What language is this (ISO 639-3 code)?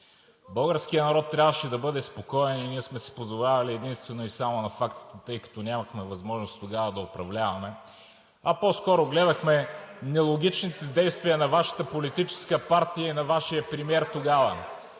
bul